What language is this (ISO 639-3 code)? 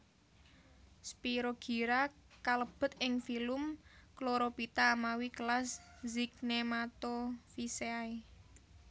jav